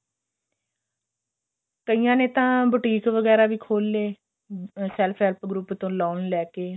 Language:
Punjabi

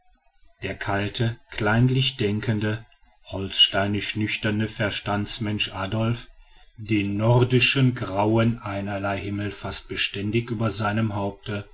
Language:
German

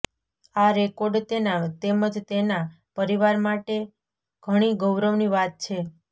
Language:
Gujarati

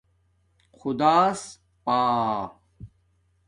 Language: Domaaki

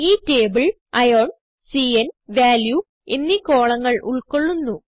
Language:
Malayalam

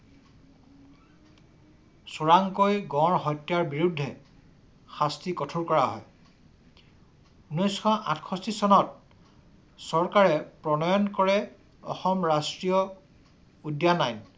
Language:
Assamese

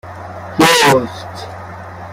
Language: Persian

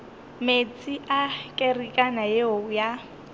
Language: Northern Sotho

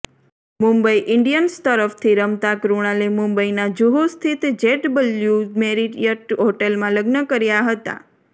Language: Gujarati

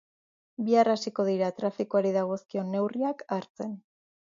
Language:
Basque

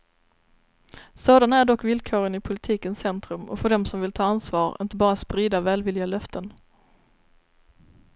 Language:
Swedish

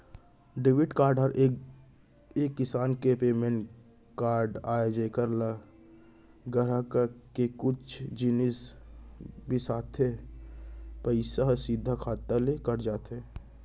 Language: Chhattisgarhi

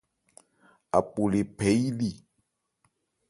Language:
Ebrié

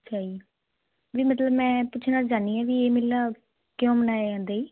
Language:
Punjabi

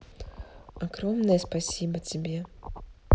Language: Russian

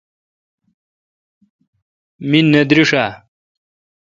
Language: Kalkoti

